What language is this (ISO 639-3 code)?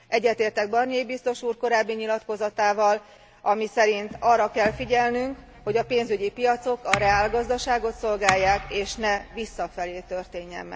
hun